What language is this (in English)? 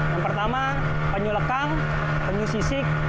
Indonesian